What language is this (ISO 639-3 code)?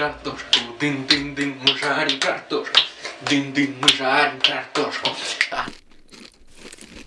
rus